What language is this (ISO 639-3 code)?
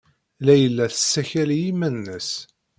kab